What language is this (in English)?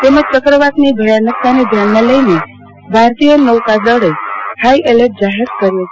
Gujarati